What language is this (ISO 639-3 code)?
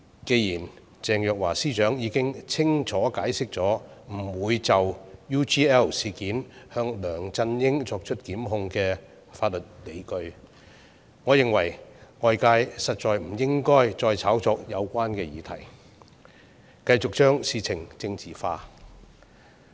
yue